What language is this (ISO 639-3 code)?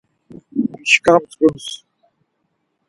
lzz